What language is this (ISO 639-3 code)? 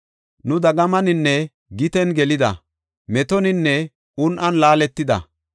gof